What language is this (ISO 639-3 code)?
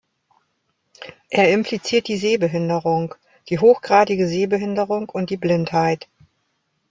deu